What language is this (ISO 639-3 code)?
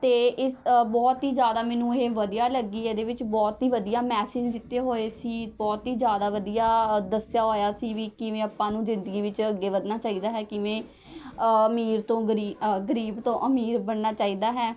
pan